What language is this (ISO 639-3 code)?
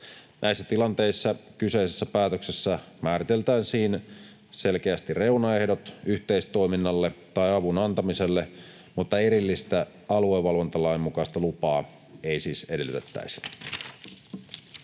fin